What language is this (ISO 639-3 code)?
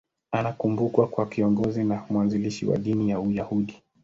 swa